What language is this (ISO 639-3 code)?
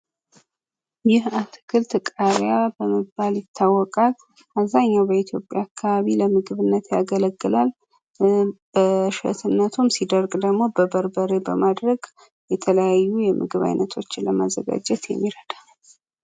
amh